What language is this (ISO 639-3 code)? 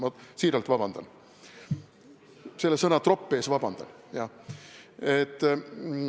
est